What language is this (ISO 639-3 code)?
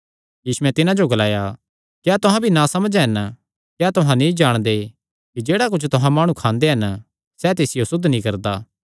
xnr